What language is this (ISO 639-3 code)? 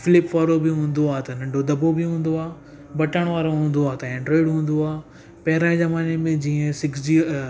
snd